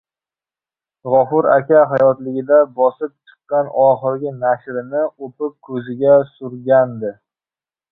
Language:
Uzbek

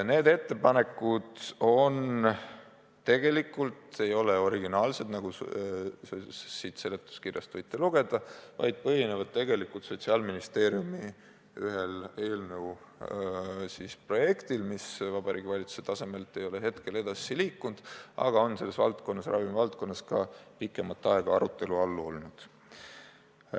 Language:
Estonian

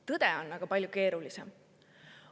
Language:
Estonian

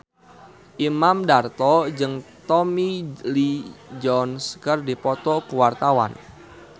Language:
Sundanese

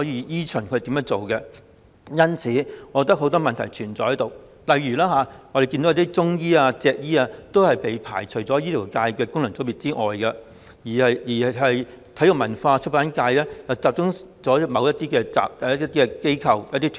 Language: Cantonese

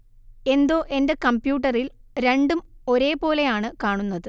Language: Malayalam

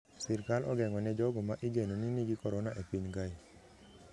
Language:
Luo (Kenya and Tanzania)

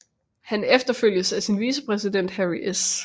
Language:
Danish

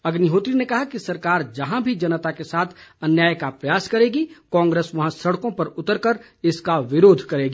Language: Hindi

